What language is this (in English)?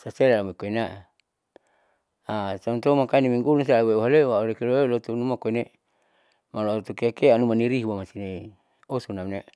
Saleman